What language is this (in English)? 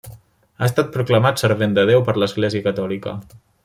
Catalan